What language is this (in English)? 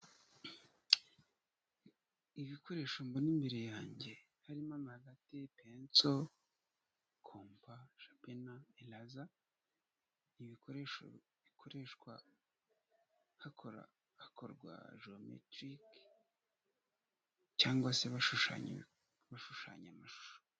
Kinyarwanda